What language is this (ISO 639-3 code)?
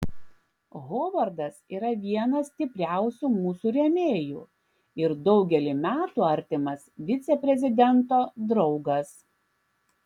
lit